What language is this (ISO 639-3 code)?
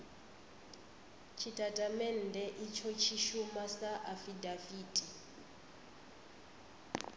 ven